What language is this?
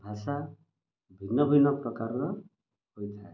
Odia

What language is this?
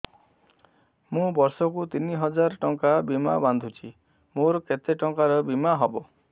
Odia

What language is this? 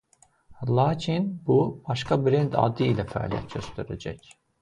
Azerbaijani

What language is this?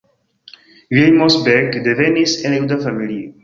Esperanto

